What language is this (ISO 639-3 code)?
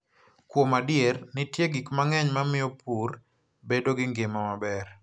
luo